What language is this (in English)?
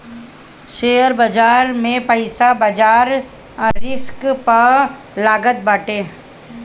Bhojpuri